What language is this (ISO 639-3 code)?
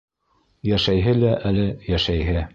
bak